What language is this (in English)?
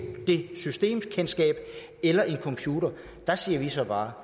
Danish